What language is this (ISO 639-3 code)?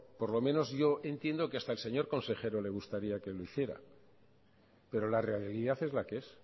spa